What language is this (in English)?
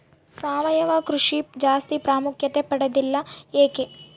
Kannada